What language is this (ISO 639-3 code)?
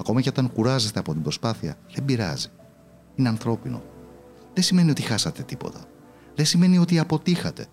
ell